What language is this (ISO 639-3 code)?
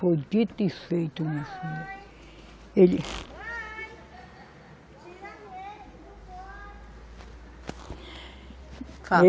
por